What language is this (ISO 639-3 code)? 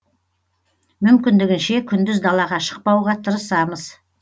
kaz